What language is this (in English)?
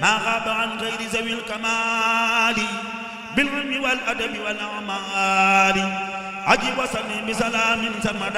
Arabic